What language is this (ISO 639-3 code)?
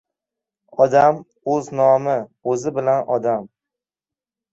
uzb